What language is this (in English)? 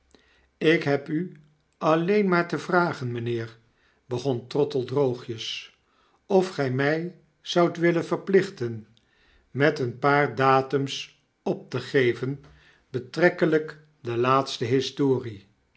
Dutch